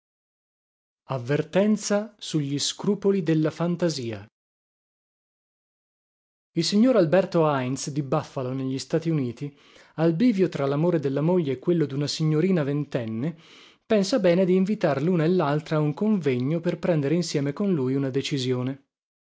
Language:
Italian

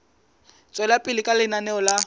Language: Southern Sotho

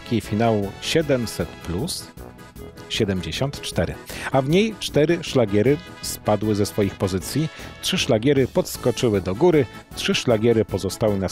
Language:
Polish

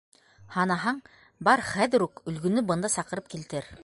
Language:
Bashkir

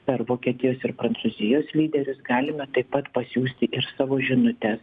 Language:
Lithuanian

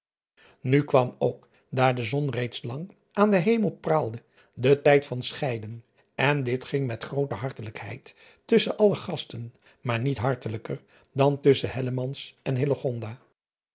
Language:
Dutch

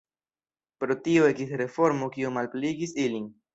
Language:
Esperanto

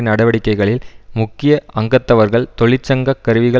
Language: Tamil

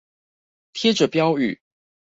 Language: Chinese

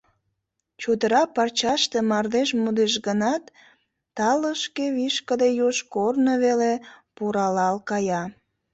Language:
Mari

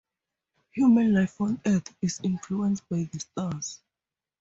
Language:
English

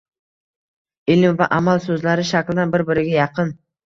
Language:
Uzbek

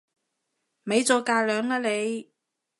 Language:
Cantonese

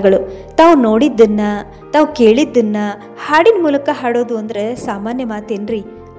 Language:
Kannada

